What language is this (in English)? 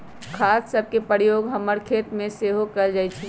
Magahi